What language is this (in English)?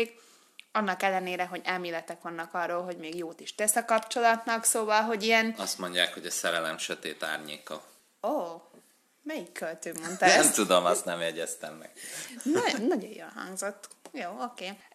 Hungarian